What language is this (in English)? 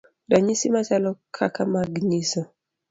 Luo (Kenya and Tanzania)